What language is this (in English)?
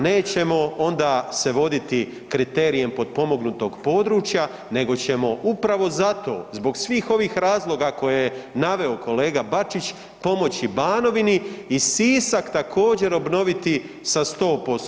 Croatian